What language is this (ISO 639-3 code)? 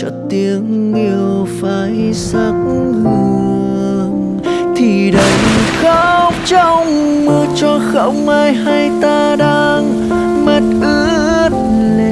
vie